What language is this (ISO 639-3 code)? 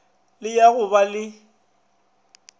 nso